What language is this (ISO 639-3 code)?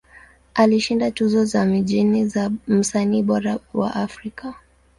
swa